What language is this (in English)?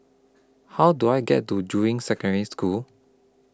English